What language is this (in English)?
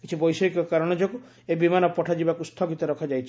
Odia